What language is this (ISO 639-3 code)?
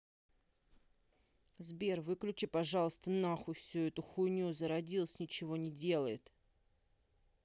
rus